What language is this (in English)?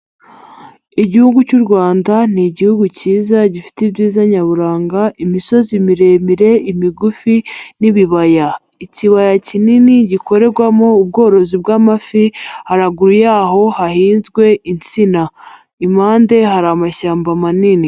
Kinyarwanda